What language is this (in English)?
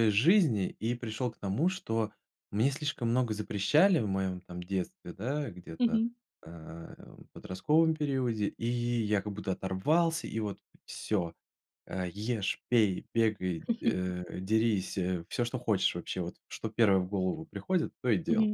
Russian